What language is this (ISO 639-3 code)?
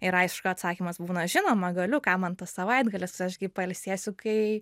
lit